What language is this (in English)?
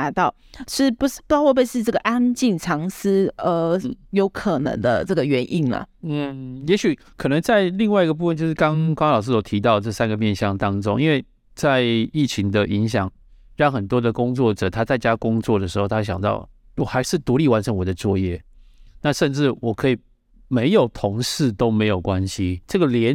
Chinese